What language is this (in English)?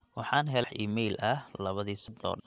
Somali